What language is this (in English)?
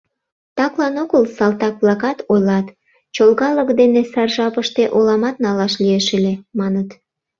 Mari